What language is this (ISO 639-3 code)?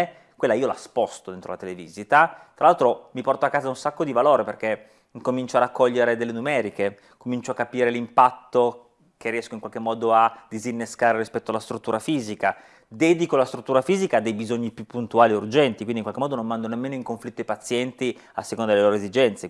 ita